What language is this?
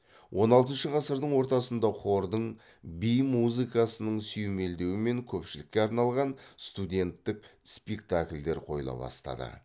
Kazakh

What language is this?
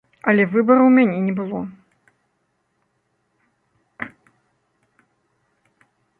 Belarusian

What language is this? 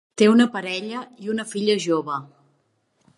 Catalan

